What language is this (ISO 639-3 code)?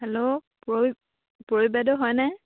asm